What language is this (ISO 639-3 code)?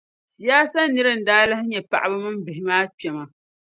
dag